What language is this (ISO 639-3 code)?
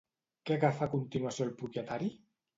cat